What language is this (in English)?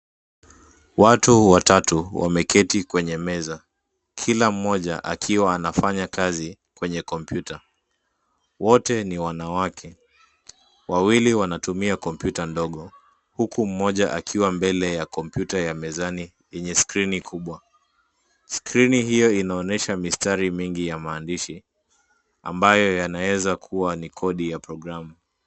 Swahili